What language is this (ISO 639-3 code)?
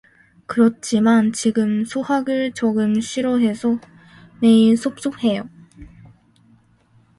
kor